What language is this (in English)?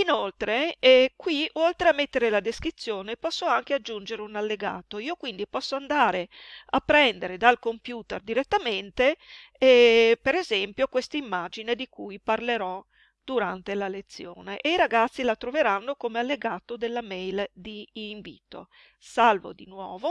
Italian